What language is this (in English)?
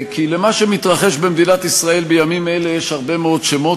Hebrew